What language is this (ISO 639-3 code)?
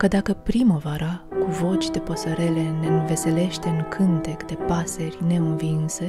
ron